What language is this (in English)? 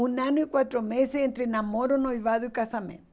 Portuguese